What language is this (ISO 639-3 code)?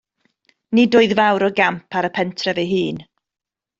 cym